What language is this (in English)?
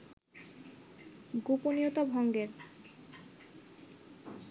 Bangla